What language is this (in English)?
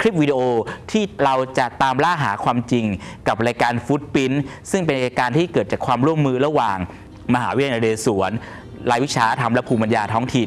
Thai